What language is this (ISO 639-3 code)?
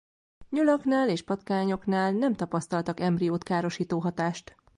hun